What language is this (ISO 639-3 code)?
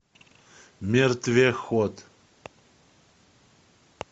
rus